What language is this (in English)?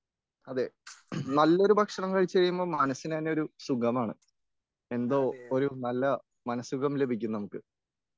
Malayalam